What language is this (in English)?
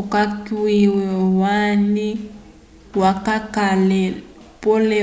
Umbundu